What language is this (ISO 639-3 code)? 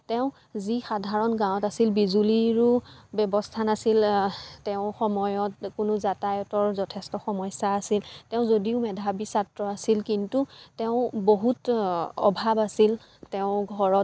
asm